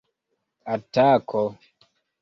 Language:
Esperanto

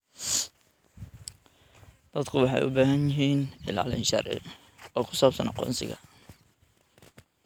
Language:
Somali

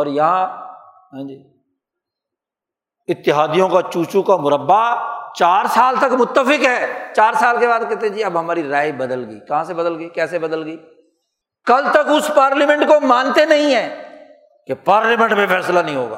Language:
Urdu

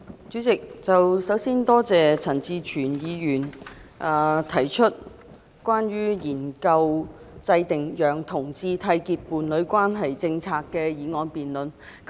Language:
Cantonese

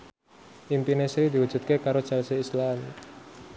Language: Javanese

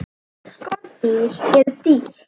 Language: Icelandic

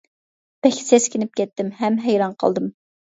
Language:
Uyghur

